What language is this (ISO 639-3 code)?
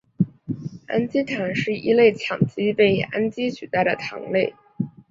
zho